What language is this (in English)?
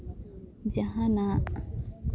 Santali